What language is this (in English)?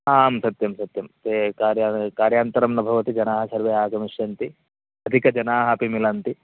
Sanskrit